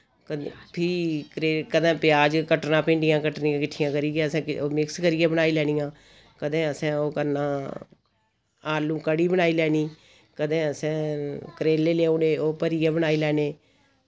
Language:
Dogri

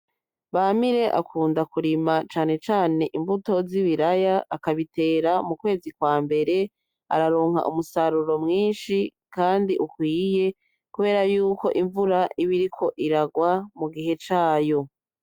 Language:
Rundi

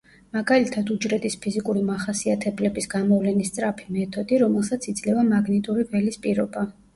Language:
Georgian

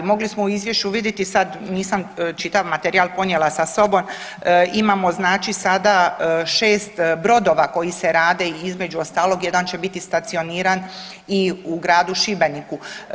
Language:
Croatian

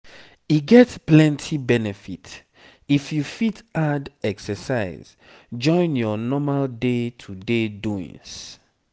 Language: Nigerian Pidgin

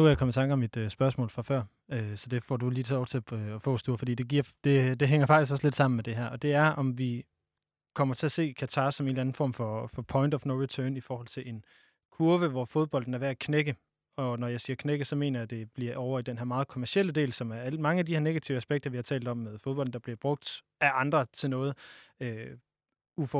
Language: Danish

